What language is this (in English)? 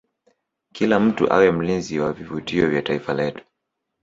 Swahili